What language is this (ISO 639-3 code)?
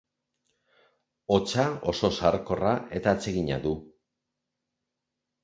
eus